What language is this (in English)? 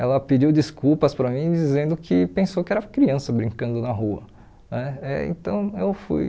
Portuguese